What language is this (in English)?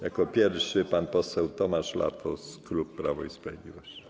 Polish